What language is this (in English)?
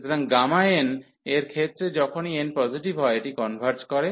Bangla